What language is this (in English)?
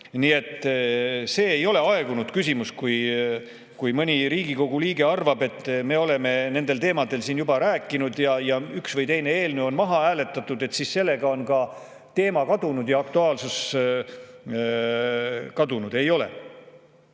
Estonian